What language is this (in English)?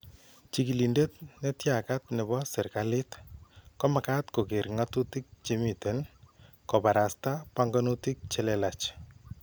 Kalenjin